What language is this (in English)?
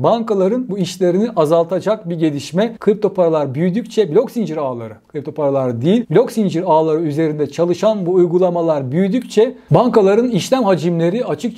Turkish